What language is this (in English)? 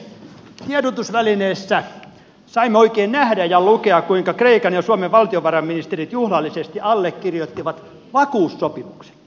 Finnish